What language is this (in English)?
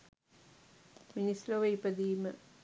Sinhala